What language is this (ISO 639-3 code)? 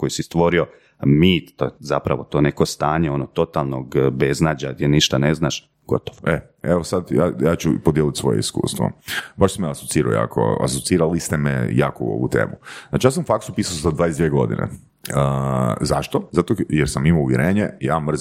hrv